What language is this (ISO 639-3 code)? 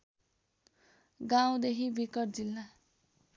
nep